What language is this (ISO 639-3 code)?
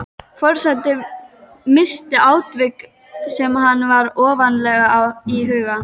isl